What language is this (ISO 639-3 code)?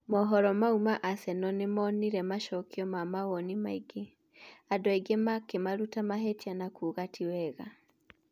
kik